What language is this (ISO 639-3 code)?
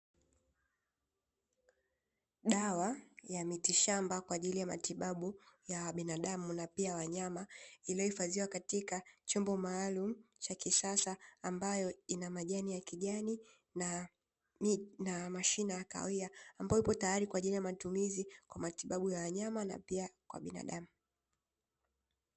swa